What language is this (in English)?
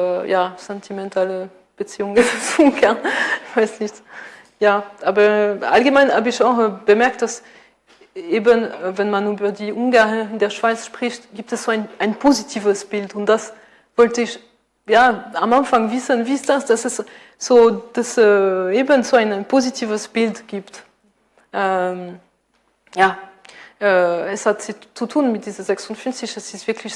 German